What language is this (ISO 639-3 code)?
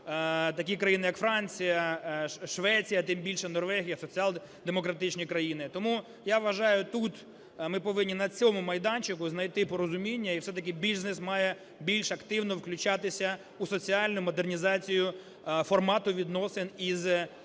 ukr